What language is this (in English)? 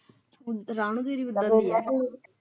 Punjabi